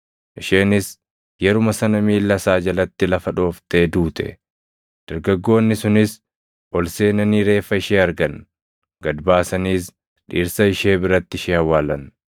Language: Oromo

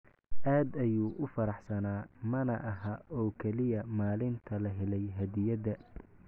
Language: Somali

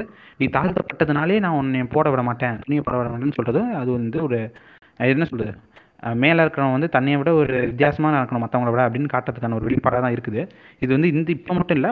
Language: Tamil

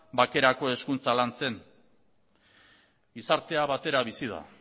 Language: Basque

